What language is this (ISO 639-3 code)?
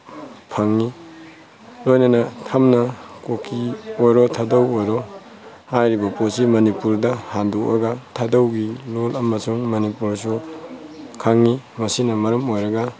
mni